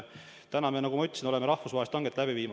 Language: Estonian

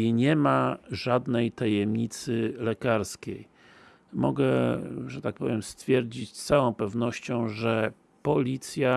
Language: Polish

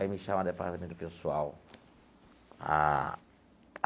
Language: Portuguese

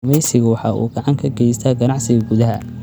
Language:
Somali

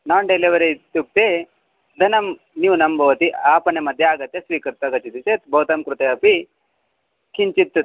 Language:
Sanskrit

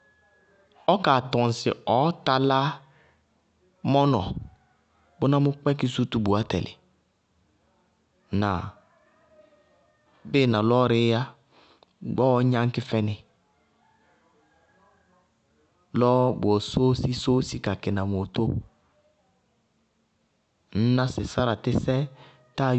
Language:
Bago-Kusuntu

